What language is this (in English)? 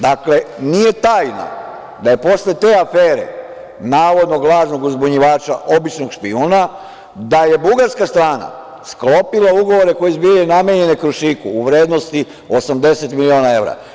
Serbian